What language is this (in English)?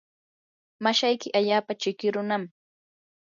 Yanahuanca Pasco Quechua